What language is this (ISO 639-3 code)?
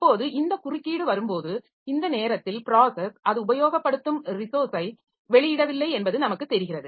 tam